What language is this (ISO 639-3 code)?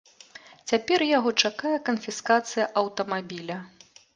bel